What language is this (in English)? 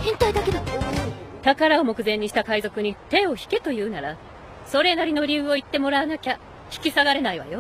Japanese